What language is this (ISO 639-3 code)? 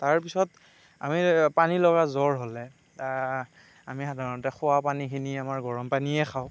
asm